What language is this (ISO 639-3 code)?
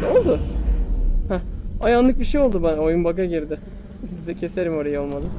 tur